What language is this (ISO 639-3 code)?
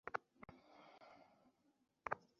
ben